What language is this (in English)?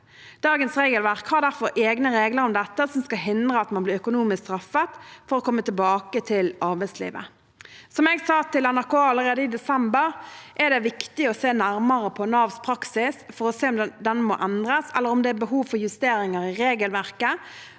Norwegian